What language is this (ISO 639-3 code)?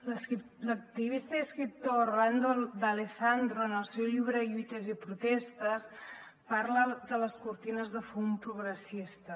cat